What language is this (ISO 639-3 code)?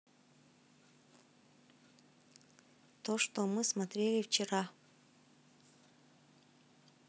rus